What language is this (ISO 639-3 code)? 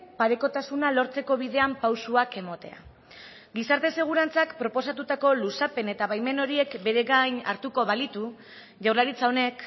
eus